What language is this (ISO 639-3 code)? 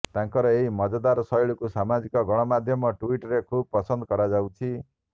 ori